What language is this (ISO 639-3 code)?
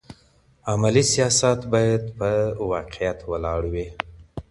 pus